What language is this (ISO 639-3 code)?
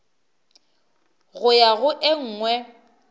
nso